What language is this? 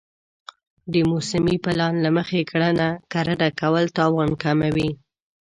Pashto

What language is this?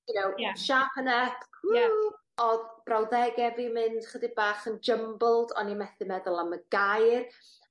Welsh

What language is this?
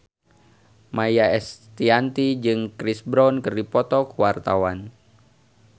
Sundanese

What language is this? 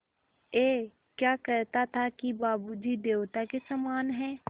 Hindi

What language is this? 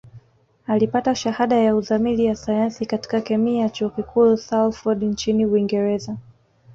Swahili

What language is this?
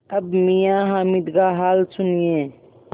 Hindi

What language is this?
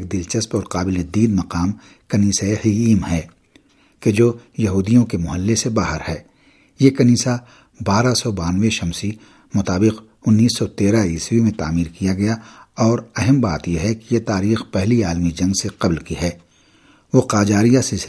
Urdu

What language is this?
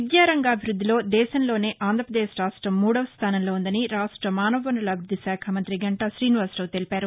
Telugu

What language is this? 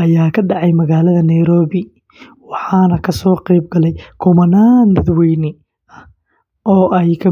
Somali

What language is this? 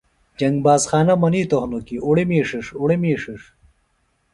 Phalura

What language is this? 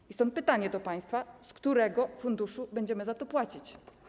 Polish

